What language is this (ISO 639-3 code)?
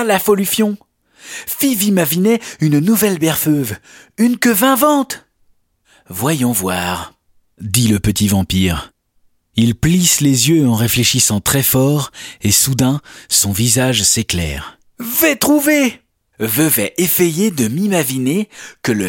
fra